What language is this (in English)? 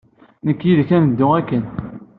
Kabyle